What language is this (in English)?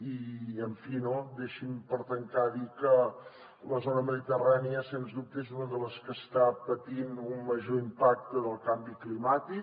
Catalan